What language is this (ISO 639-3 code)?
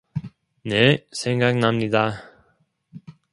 kor